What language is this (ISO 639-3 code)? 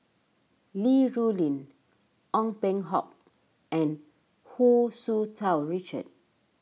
eng